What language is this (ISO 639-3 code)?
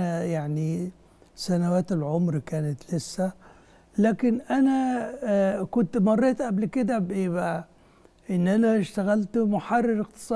ara